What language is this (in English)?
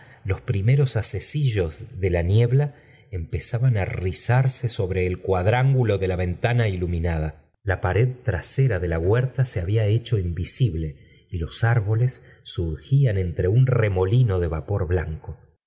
Spanish